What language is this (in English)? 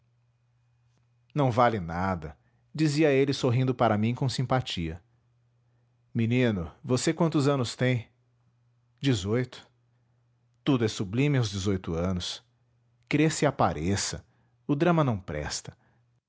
Portuguese